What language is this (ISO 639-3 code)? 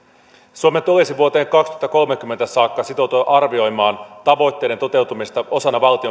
fin